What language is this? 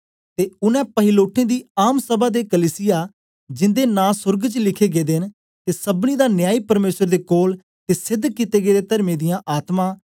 Dogri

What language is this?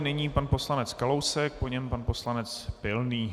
Czech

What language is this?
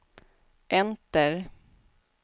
Swedish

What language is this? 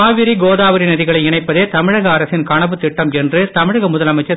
Tamil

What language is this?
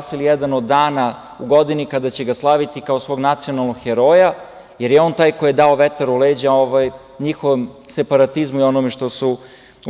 Serbian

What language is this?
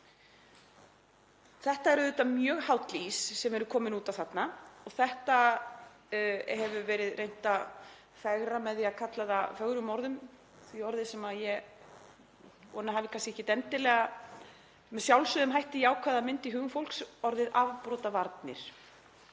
Icelandic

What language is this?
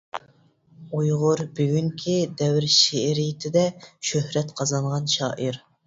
Uyghur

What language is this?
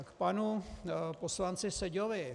Czech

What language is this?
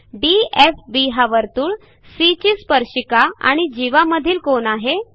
Marathi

